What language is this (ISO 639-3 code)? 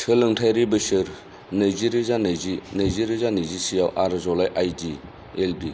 brx